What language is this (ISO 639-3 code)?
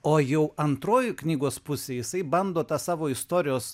lit